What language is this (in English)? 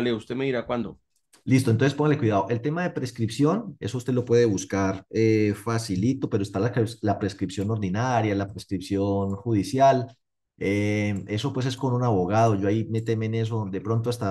Spanish